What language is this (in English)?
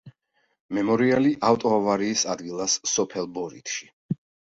Georgian